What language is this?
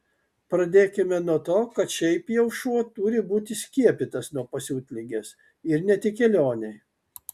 Lithuanian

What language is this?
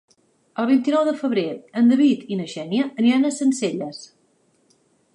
Catalan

